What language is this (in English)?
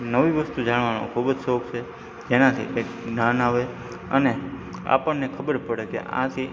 Gujarati